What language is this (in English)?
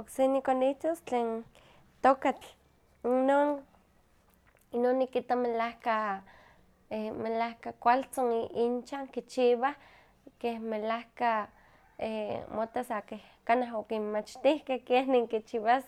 Huaxcaleca Nahuatl